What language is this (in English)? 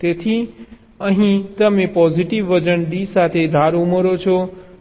Gujarati